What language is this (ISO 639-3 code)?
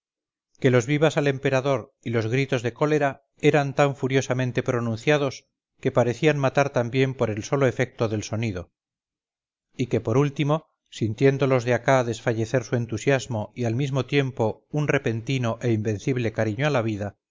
spa